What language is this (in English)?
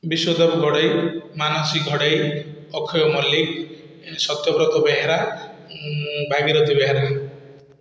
Odia